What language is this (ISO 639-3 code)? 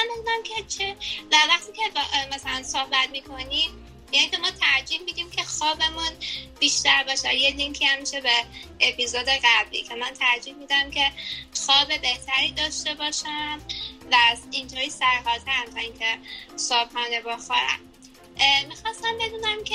fas